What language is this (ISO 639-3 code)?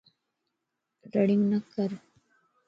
lss